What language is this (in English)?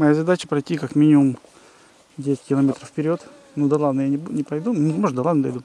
Russian